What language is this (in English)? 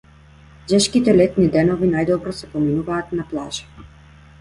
Macedonian